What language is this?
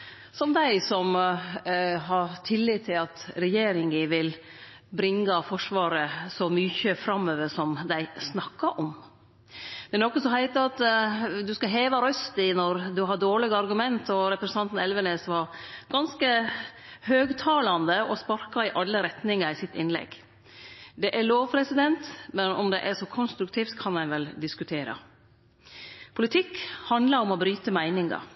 Norwegian Nynorsk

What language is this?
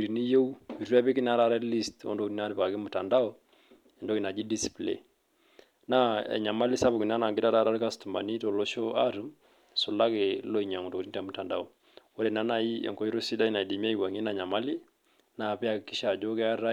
Masai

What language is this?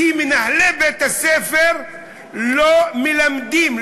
Hebrew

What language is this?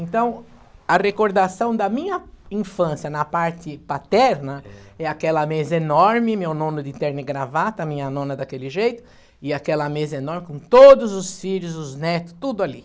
Portuguese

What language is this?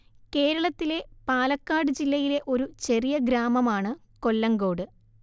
Malayalam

